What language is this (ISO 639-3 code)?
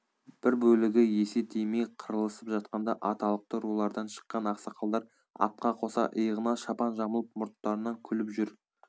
kaz